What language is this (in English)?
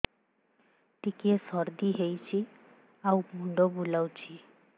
Odia